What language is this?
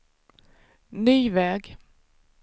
Swedish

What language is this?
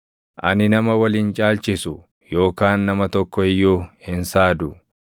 Oromo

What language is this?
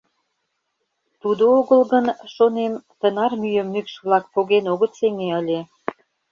Mari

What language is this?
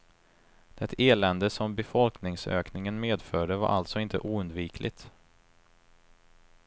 Swedish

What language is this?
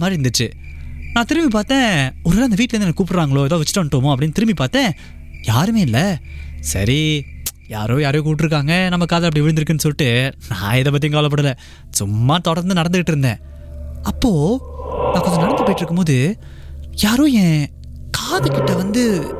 Tamil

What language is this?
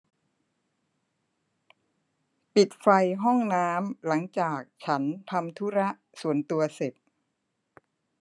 Thai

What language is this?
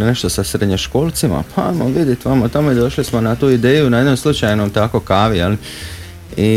Croatian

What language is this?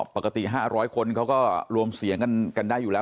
Thai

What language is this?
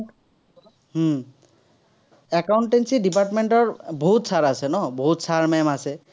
Assamese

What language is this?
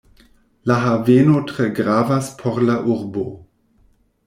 Esperanto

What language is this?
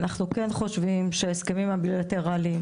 Hebrew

